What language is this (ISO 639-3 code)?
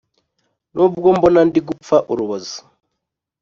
kin